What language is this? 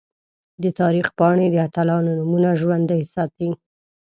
Pashto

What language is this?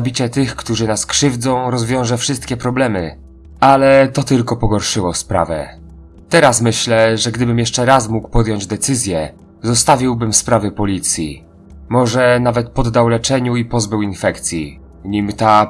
Polish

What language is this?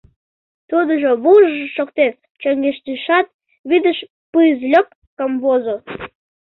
Mari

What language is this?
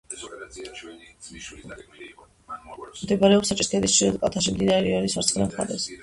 Georgian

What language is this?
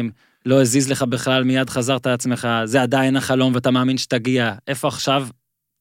Hebrew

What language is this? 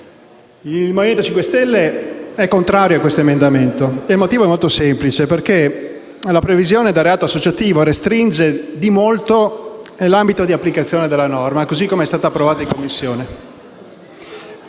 Italian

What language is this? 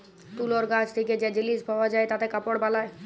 Bangla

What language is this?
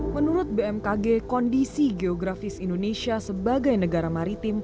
Indonesian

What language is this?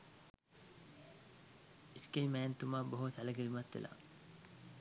Sinhala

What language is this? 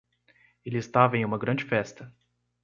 Portuguese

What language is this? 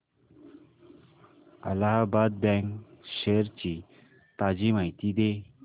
Marathi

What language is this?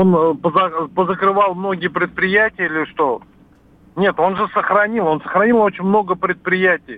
Russian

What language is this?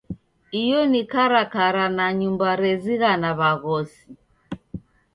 Taita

